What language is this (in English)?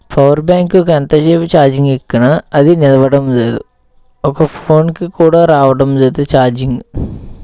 Telugu